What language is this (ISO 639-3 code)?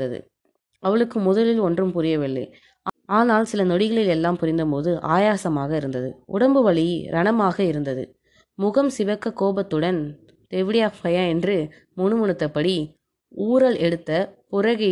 tam